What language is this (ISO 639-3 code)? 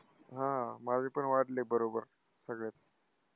mar